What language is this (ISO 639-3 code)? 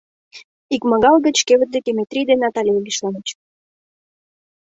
chm